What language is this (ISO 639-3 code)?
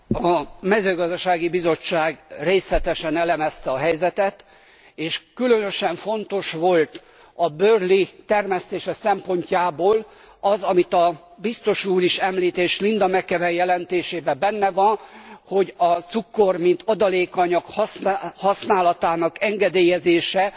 hun